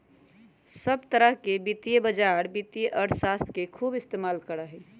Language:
Magahi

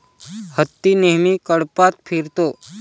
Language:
Marathi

